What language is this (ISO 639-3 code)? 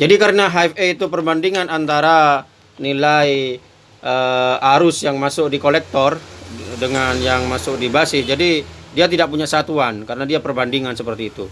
ind